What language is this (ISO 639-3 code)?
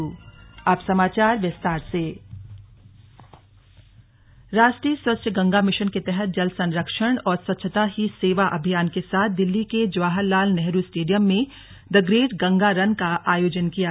hin